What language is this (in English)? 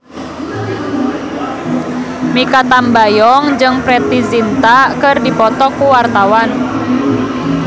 Sundanese